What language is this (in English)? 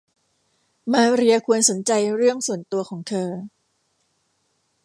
Thai